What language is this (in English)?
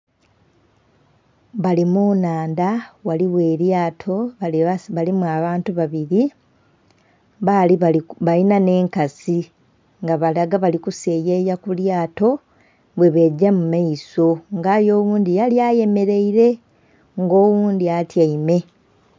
Soga